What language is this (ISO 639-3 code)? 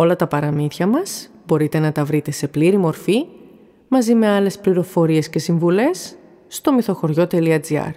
ell